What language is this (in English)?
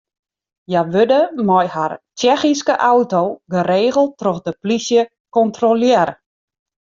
Western Frisian